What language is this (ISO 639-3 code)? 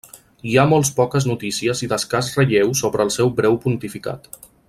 cat